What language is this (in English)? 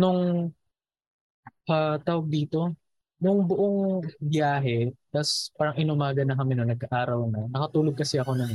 Filipino